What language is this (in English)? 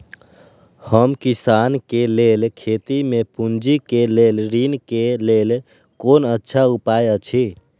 Maithili